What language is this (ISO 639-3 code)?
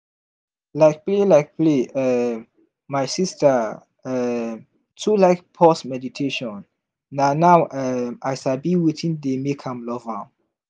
pcm